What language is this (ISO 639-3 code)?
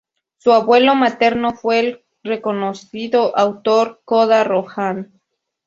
spa